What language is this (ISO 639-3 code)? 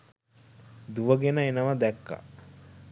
sin